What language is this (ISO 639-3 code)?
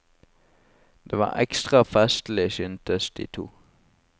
nor